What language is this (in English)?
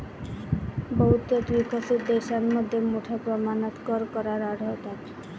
Marathi